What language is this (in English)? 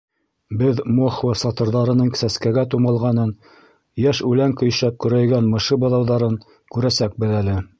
Bashkir